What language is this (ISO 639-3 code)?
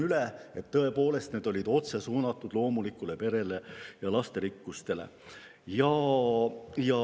est